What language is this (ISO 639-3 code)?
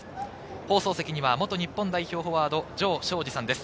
jpn